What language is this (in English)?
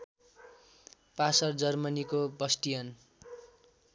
Nepali